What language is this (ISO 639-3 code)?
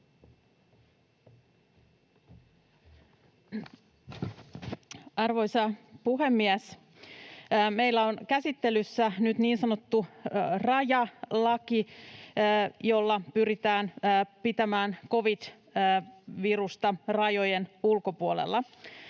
fin